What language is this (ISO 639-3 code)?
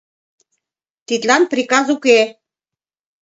chm